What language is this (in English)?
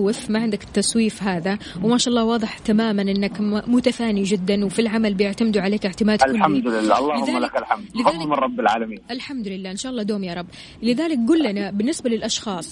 Arabic